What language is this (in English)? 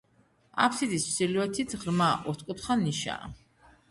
Georgian